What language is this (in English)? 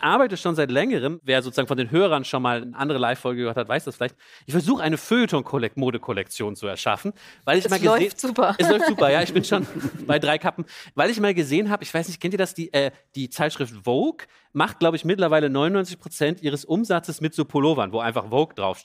German